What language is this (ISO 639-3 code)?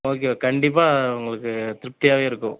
tam